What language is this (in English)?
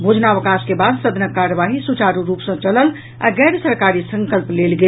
Maithili